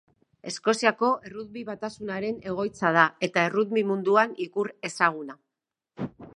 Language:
Basque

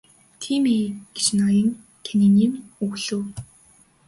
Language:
Mongolian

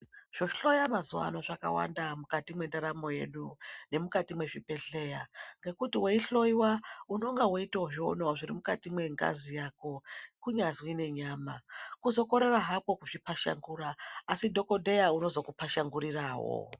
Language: Ndau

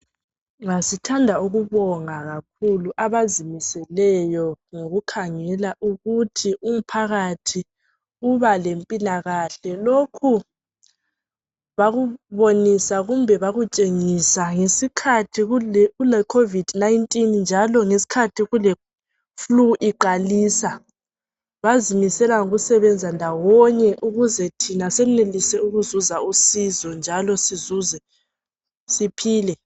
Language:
North Ndebele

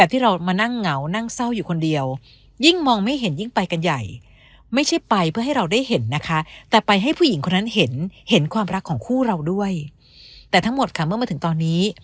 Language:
Thai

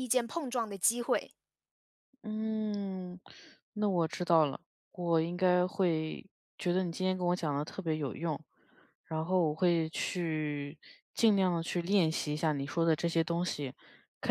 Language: Chinese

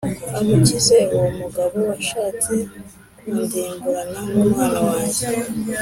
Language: Kinyarwanda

